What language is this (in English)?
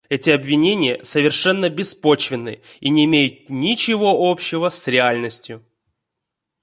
Russian